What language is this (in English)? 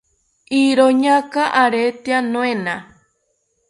South Ucayali Ashéninka